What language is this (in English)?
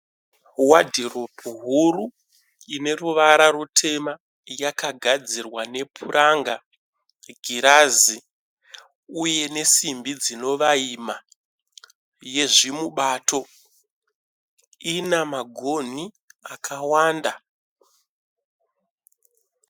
Shona